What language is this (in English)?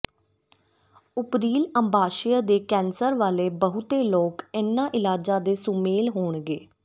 Punjabi